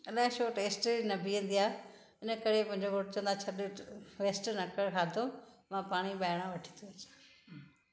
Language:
Sindhi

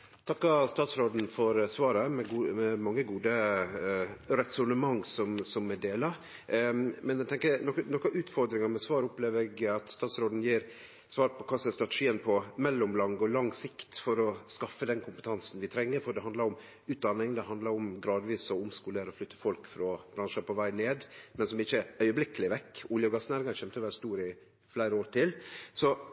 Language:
Norwegian Nynorsk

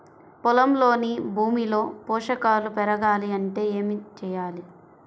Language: Telugu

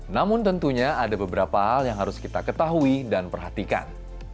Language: Indonesian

